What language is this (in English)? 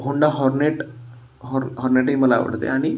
Marathi